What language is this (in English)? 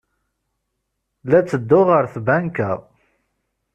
Kabyle